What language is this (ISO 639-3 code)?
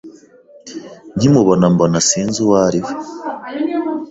kin